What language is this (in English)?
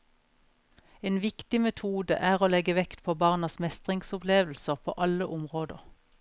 Norwegian